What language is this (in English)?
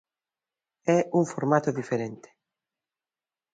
Galician